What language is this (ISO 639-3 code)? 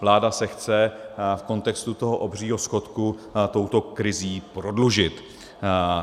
ces